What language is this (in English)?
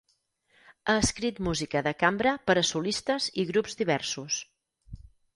Catalan